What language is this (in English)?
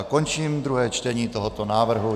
Czech